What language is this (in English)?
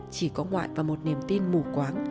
Vietnamese